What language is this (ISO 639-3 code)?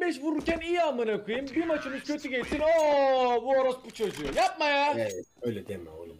tur